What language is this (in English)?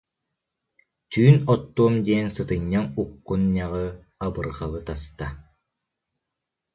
Yakut